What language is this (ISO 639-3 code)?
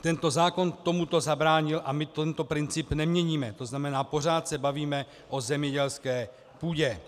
ces